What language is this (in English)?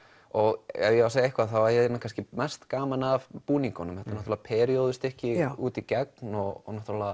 Icelandic